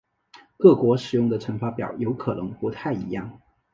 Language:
Chinese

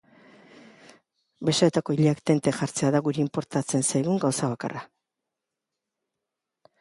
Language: Basque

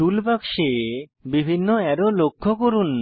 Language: Bangla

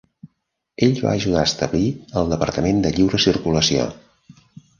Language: Catalan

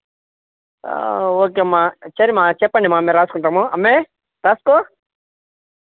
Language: Telugu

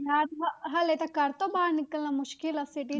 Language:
Punjabi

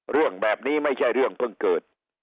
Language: Thai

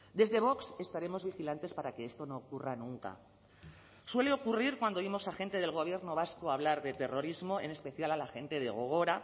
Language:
Spanish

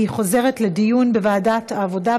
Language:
Hebrew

